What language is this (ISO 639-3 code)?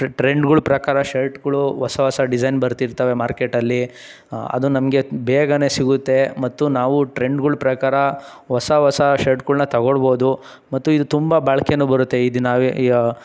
kan